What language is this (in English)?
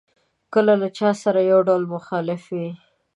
Pashto